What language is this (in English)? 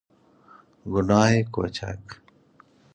Persian